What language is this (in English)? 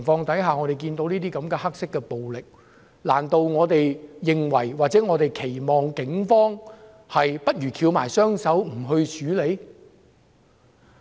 Cantonese